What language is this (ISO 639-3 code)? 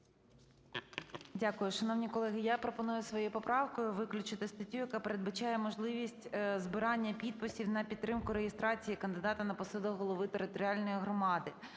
ukr